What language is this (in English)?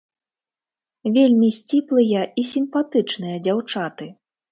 Belarusian